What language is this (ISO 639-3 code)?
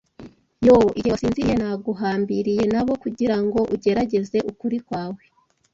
kin